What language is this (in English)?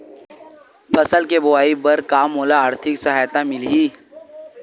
Chhattisgarhi